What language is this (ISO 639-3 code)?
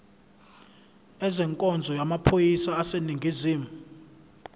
zul